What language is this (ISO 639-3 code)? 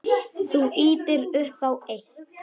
isl